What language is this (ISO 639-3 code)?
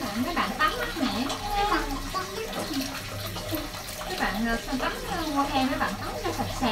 vie